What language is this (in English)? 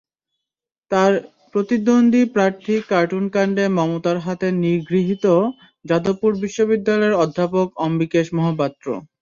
Bangla